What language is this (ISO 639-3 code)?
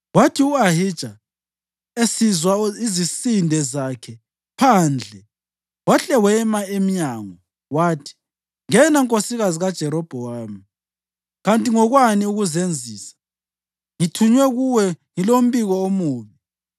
nde